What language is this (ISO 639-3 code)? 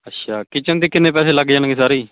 pan